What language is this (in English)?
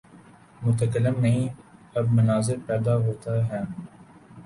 Urdu